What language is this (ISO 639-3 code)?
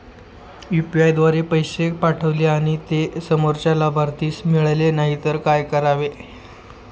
mar